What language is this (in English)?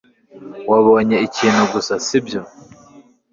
Kinyarwanda